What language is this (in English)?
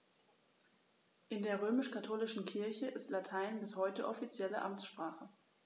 German